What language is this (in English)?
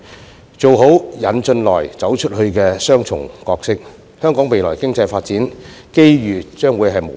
Cantonese